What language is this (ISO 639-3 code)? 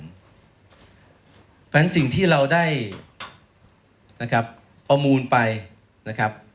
tha